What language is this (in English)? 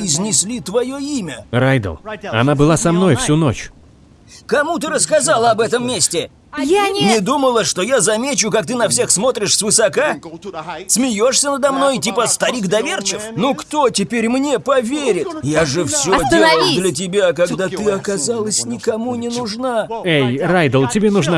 Russian